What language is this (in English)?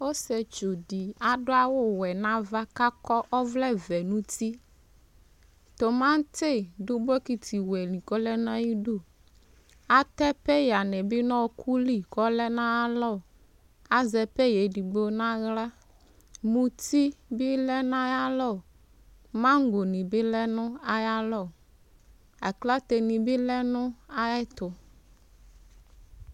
Ikposo